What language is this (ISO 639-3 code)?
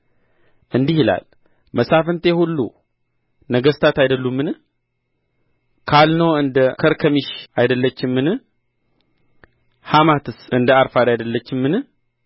amh